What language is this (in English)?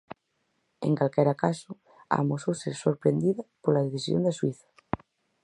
Galician